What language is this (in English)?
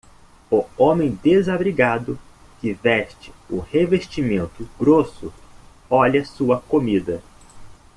Portuguese